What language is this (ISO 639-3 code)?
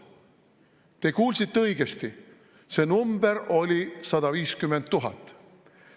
est